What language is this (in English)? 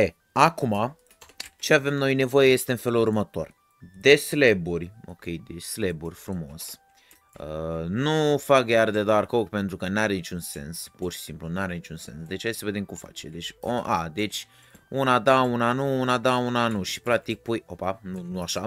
Romanian